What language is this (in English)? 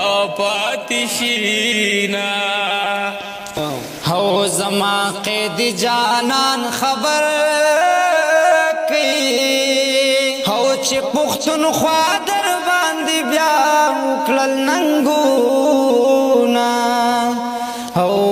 Romanian